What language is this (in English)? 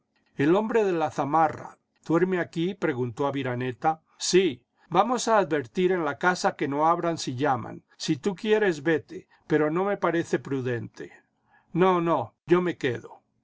Spanish